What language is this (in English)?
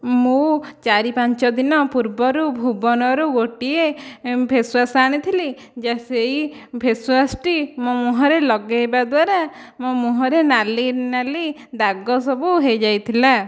Odia